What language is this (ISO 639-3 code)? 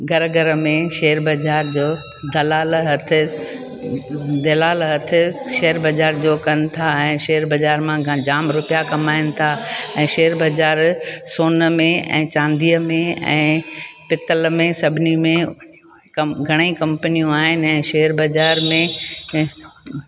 snd